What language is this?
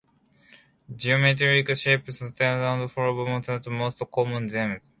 English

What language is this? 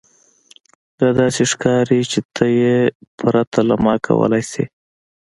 Pashto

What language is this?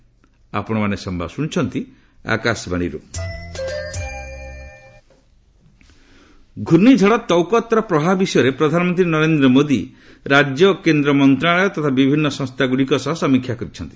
Odia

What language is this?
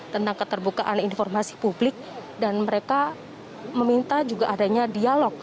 Indonesian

